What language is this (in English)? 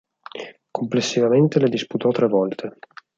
Italian